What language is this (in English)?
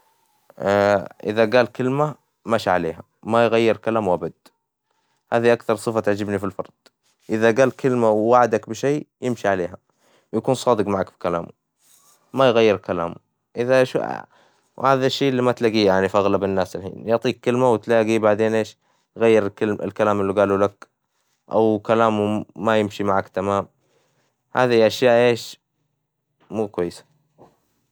Hijazi Arabic